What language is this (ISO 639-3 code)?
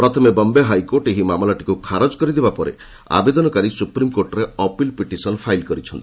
ori